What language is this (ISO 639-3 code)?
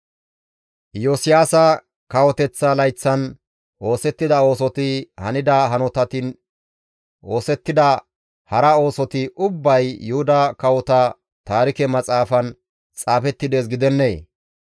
gmv